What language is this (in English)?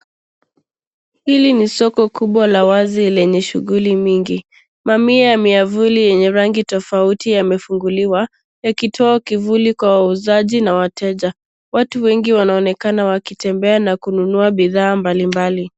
Swahili